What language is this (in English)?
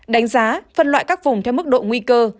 Vietnamese